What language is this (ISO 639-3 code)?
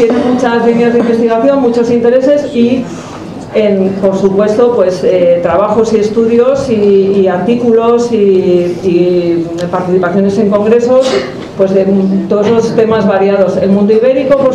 spa